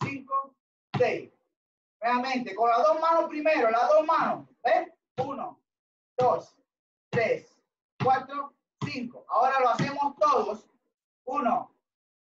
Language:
Spanish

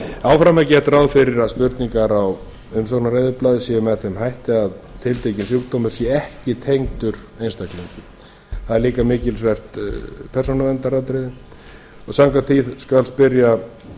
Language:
Icelandic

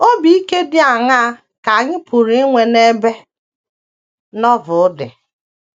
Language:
Igbo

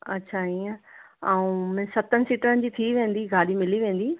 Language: Sindhi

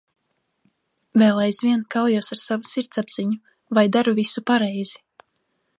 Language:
Latvian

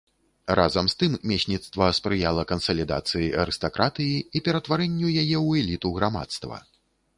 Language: Belarusian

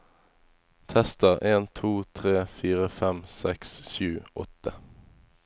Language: Norwegian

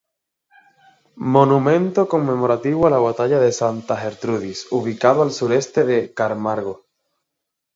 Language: Spanish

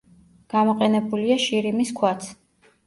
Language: Georgian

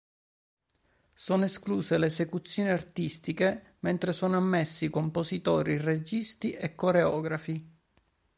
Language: Italian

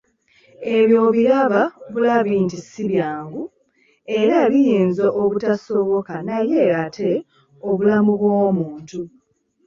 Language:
Ganda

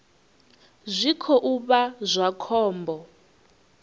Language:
Venda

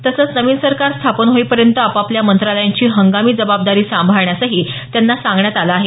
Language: Marathi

